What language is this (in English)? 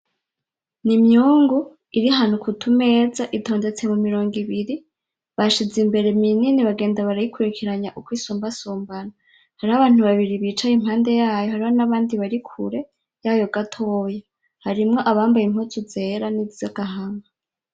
Rundi